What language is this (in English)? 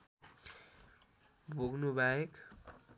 Nepali